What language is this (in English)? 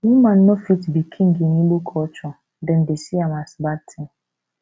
Nigerian Pidgin